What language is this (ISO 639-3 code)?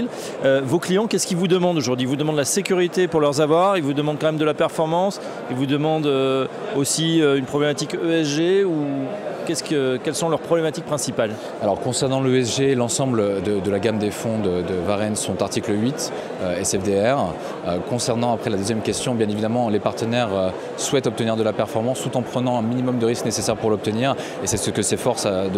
fra